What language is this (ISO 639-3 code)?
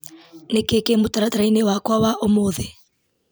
kik